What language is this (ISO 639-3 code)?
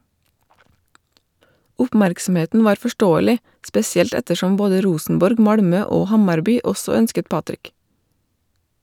nor